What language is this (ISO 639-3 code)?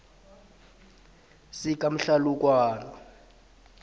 nbl